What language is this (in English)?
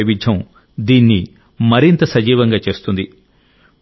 Telugu